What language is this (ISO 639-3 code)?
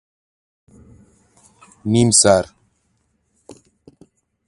fas